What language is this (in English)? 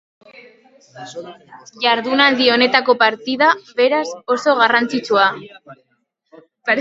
Basque